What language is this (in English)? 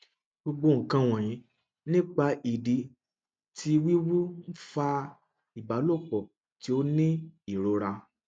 Yoruba